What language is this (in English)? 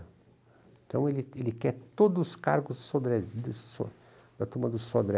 Portuguese